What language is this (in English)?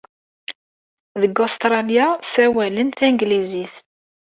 Kabyle